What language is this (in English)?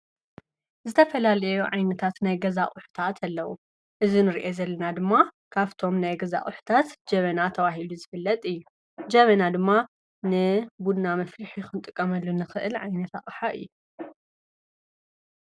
Tigrinya